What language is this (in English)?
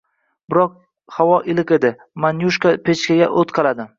Uzbek